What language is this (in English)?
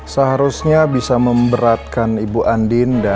Indonesian